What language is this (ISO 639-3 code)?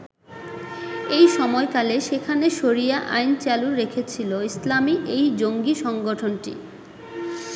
ben